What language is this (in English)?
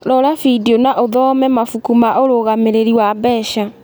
Kikuyu